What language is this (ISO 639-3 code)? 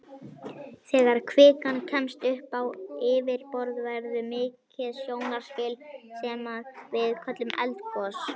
isl